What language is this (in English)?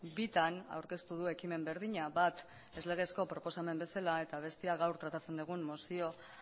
Basque